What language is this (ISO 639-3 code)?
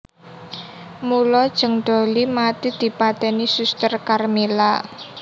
jav